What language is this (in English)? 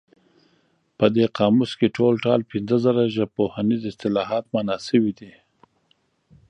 Pashto